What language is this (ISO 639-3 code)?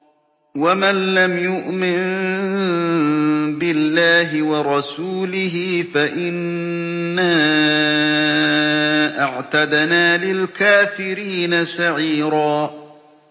ara